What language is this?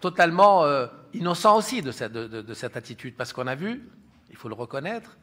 French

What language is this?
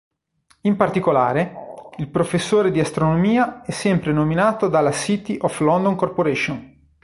Italian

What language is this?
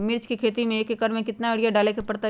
Magahi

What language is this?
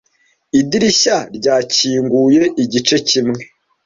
Kinyarwanda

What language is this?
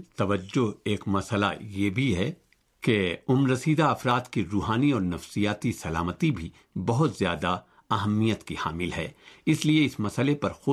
Urdu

